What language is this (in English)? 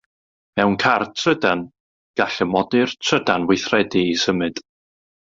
Welsh